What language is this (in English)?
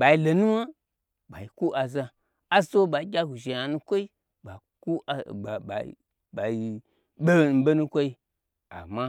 Gbagyi